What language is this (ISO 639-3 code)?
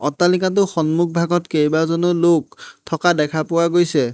asm